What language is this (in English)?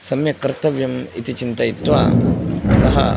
Sanskrit